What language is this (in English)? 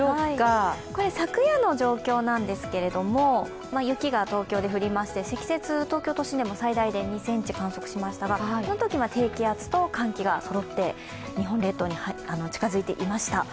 Japanese